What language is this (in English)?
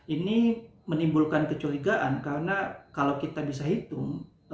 Indonesian